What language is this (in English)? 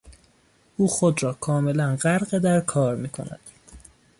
Persian